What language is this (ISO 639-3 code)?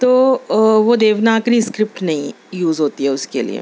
urd